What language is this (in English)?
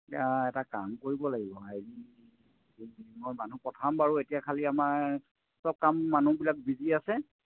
Assamese